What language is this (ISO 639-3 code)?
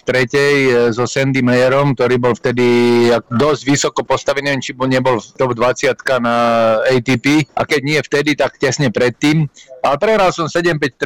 slk